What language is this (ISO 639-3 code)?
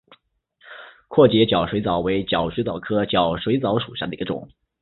zho